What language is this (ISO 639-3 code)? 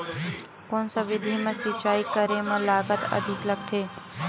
hne